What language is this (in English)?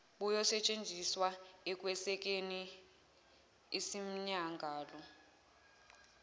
Zulu